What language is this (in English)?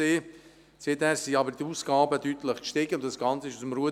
Swiss German